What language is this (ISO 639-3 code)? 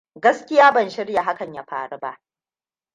hau